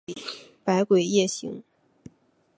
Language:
Chinese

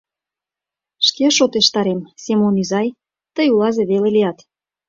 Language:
Mari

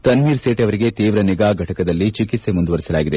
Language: Kannada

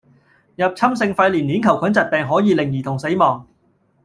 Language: Cantonese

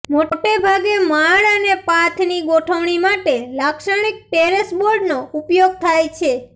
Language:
Gujarati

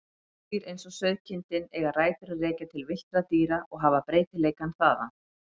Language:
Icelandic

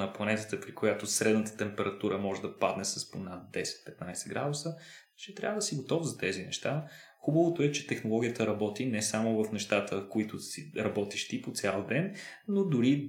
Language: Bulgarian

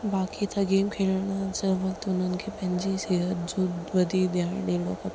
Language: Sindhi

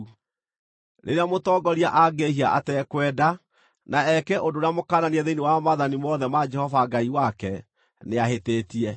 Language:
Kikuyu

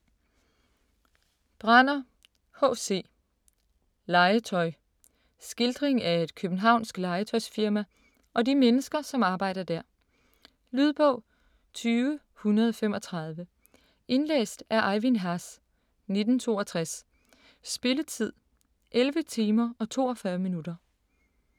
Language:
Danish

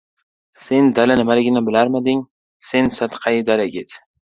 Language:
Uzbek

